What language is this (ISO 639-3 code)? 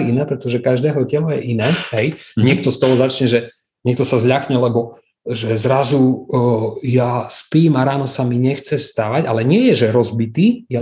slk